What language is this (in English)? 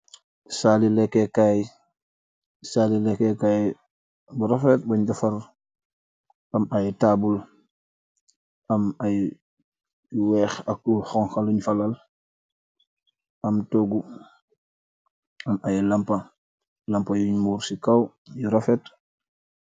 Wolof